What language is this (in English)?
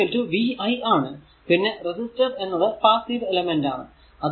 Malayalam